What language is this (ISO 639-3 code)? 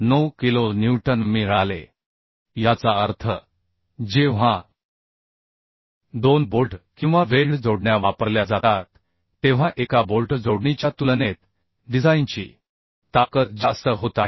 mar